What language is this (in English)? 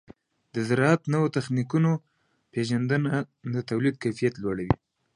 Pashto